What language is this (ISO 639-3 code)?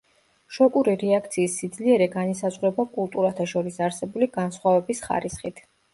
kat